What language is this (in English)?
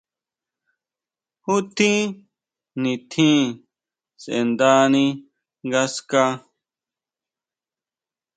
Huautla Mazatec